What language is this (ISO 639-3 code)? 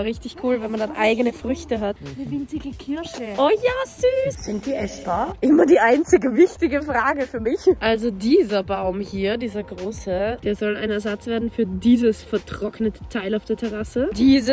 deu